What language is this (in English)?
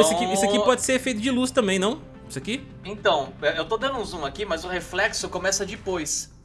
Portuguese